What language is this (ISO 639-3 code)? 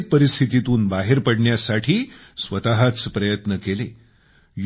mar